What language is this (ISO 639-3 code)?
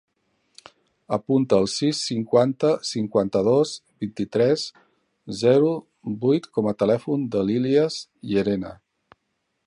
cat